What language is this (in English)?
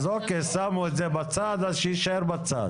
Hebrew